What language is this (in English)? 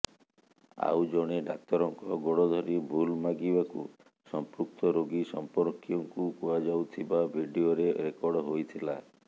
Odia